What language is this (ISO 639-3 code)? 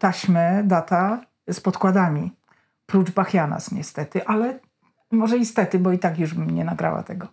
pol